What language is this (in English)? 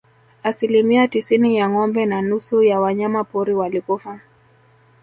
Swahili